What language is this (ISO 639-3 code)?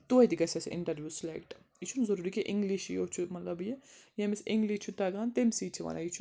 kas